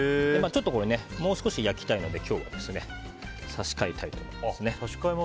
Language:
Japanese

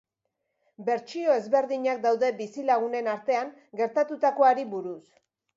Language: Basque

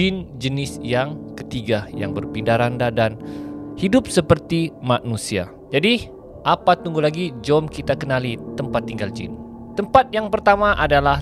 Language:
Malay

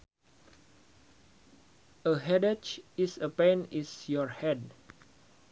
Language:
Sundanese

